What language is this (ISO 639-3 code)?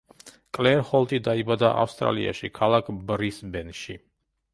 kat